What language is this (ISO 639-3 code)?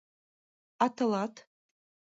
chm